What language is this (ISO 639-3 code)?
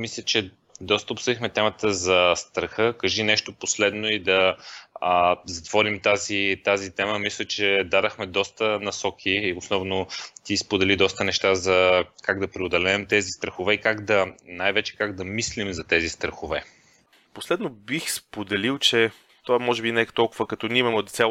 bul